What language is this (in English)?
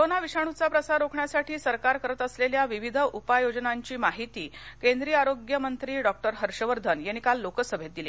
Marathi